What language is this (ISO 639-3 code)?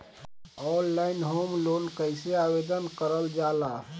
bho